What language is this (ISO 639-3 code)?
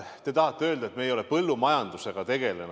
est